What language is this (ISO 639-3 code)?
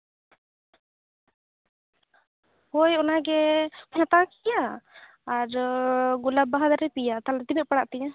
sat